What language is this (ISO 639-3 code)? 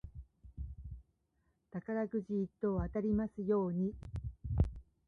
jpn